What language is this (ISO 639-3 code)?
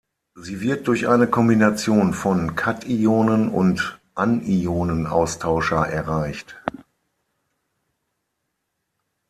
deu